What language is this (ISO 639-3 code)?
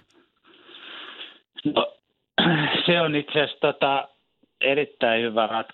fin